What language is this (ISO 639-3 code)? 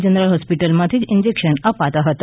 guj